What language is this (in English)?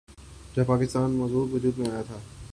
Urdu